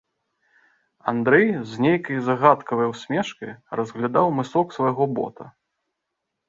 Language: Belarusian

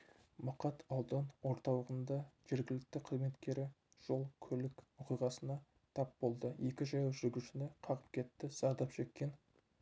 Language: Kazakh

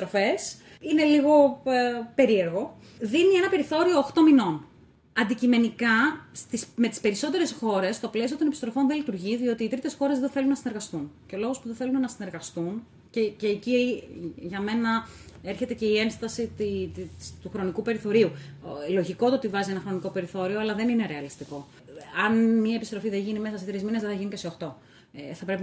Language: Greek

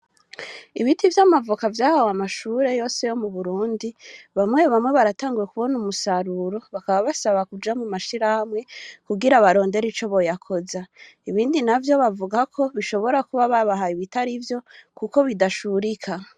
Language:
Rundi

